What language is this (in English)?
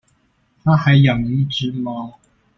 Chinese